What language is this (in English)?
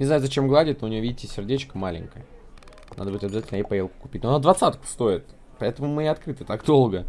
Russian